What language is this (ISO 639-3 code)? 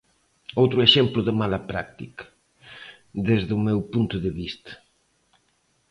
glg